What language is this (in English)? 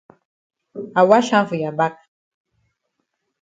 Cameroon Pidgin